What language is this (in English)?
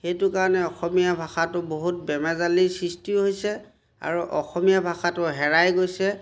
Assamese